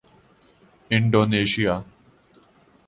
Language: Urdu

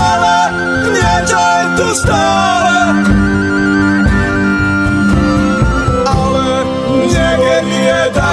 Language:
Slovak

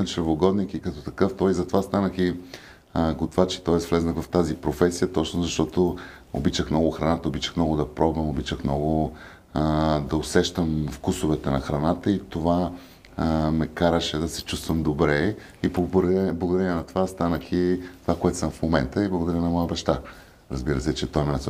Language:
Bulgarian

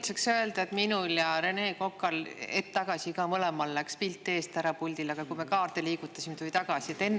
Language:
Estonian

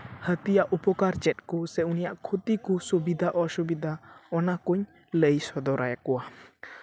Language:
Santali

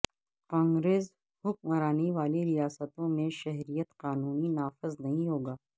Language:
Urdu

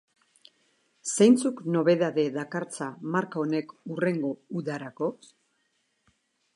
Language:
Basque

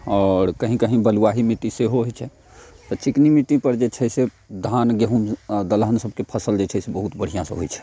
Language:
Maithili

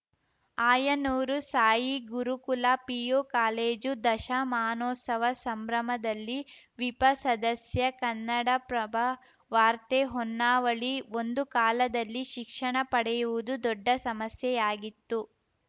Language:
Kannada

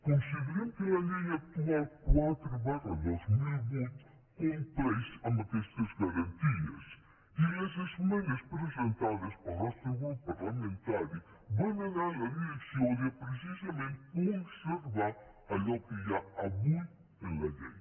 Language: Catalan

